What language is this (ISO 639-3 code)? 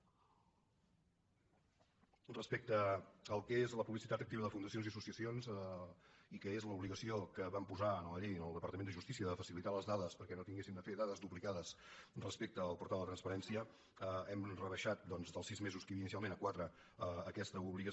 cat